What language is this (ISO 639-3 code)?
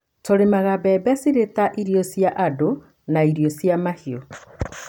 kik